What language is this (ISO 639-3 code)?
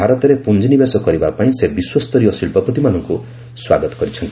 ori